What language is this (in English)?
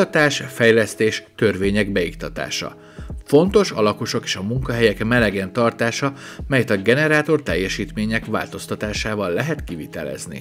Hungarian